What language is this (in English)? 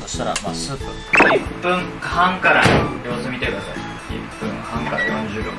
Japanese